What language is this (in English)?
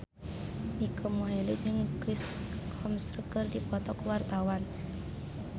Sundanese